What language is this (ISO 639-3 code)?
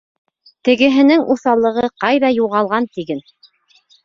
bak